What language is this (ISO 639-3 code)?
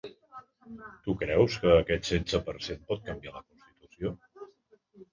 cat